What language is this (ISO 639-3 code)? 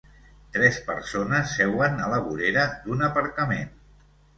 cat